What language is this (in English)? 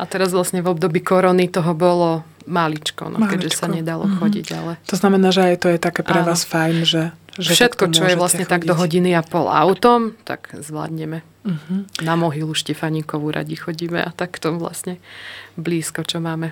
Slovak